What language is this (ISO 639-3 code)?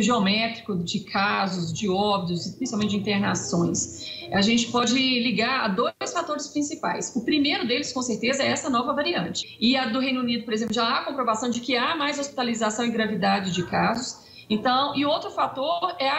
por